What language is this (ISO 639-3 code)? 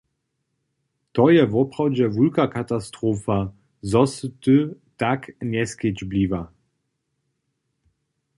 hsb